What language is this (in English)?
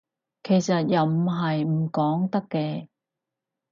Cantonese